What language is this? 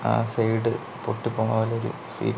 Malayalam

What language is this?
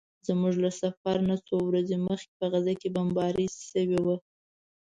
Pashto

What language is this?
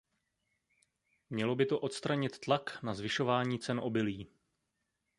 Czech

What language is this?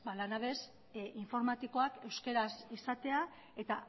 Basque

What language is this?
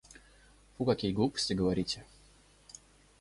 Russian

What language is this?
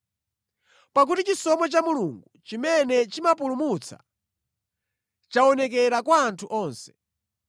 Nyanja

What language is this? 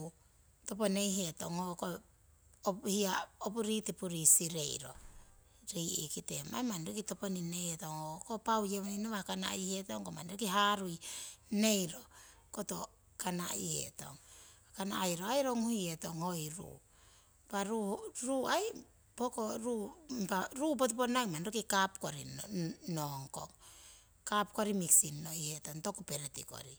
Siwai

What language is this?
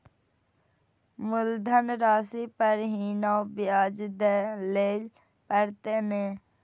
Maithili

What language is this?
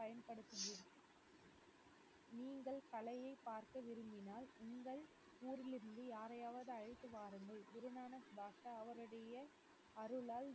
Tamil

